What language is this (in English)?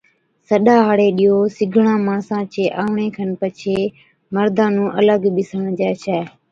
Od